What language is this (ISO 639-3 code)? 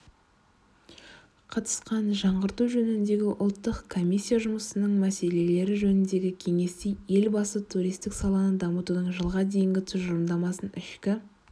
kaz